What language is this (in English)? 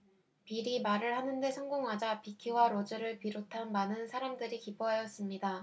Korean